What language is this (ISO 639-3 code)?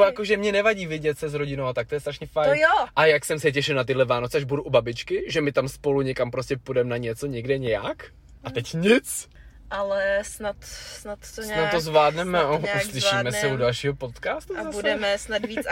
ces